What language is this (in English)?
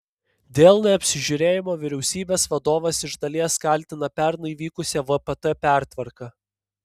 Lithuanian